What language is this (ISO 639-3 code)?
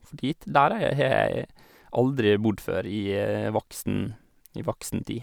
nor